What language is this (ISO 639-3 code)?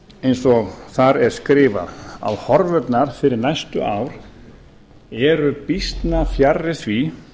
isl